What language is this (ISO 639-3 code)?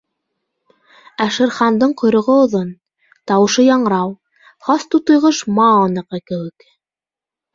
bak